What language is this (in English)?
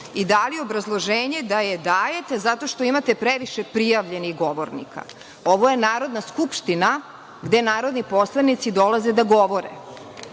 Serbian